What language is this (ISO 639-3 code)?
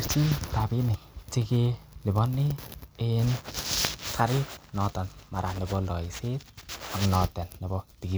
kln